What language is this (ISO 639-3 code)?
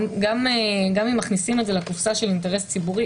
heb